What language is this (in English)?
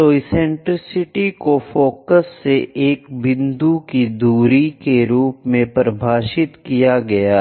Hindi